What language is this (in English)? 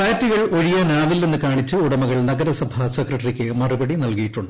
Malayalam